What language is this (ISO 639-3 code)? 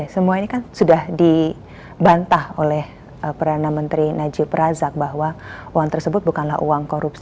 ind